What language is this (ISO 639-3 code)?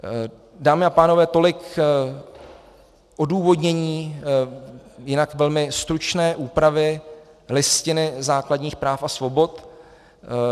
ces